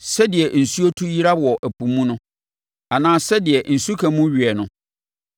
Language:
Akan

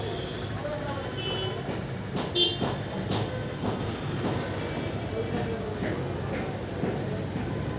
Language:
Maithili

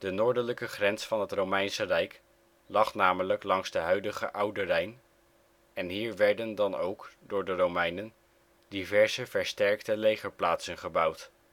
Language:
Dutch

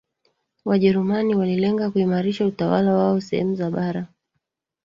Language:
Swahili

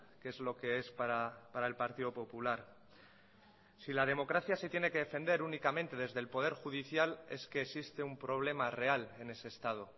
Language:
Spanish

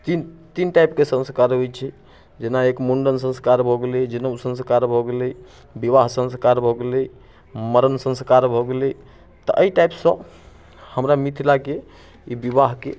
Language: Maithili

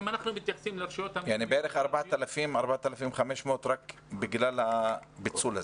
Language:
Hebrew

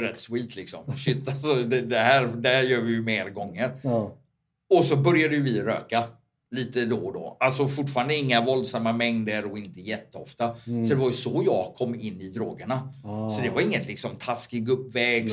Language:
Swedish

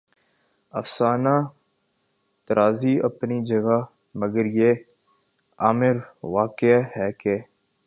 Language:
Urdu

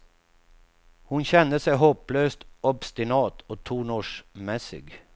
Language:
Swedish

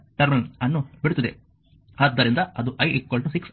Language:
Kannada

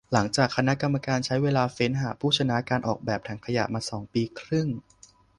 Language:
Thai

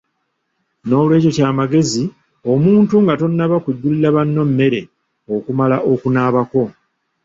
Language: Ganda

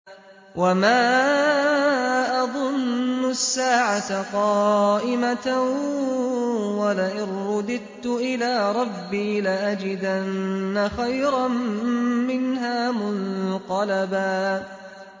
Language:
Arabic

